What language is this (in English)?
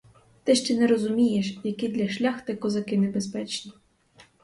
Ukrainian